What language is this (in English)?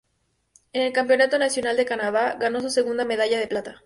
Spanish